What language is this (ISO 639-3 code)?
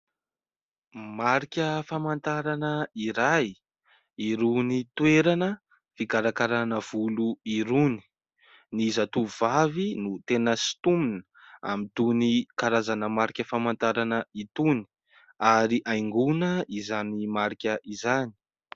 mlg